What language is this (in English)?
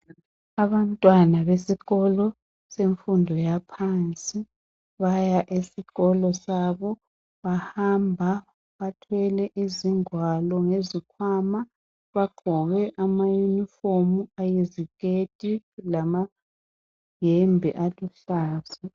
North Ndebele